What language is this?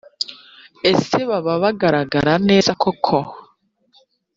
Kinyarwanda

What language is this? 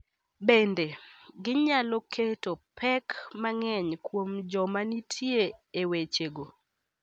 Luo (Kenya and Tanzania)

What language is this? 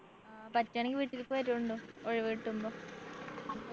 Malayalam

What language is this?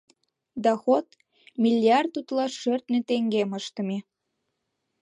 Mari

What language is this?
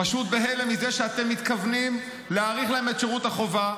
Hebrew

